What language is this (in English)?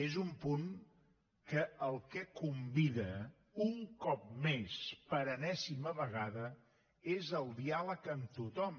Catalan